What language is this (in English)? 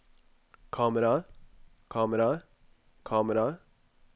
Norwegian